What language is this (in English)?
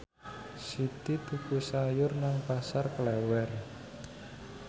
Javanese